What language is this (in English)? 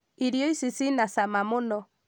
Kikuyu